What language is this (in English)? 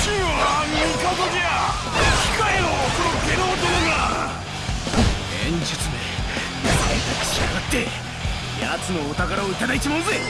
Japanese